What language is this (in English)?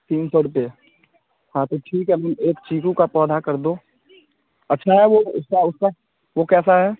Hindi